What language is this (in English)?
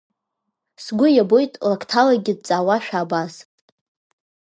Abkhazian